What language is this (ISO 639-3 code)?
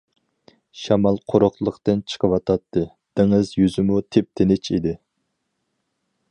uig